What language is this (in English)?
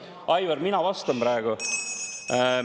Estonian